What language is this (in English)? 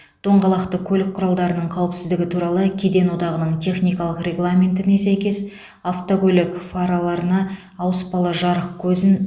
Kazakh